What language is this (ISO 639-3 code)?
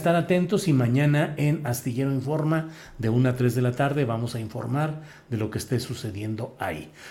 spa